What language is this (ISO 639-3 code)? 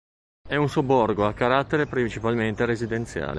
ita